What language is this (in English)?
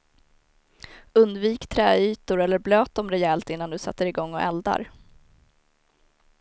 Swedish